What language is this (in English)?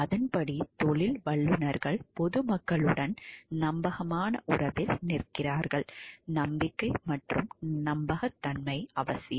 Tamil